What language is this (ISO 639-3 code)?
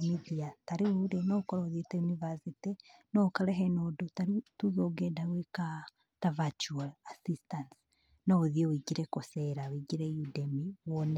kik